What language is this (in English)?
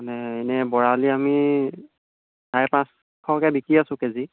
Assamese